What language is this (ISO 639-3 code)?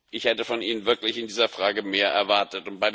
deu